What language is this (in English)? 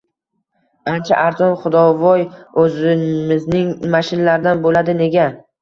Uzbek